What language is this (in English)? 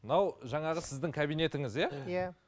Kazakh